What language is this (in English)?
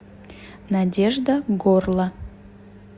Russian